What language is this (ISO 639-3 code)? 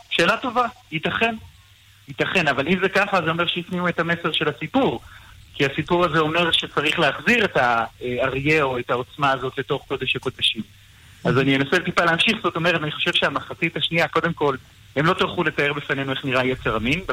heb